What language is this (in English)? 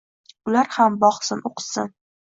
Uzbek